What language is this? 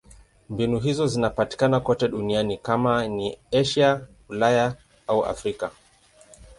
Swahili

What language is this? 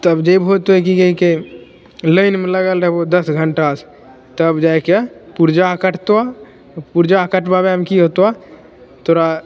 Maithili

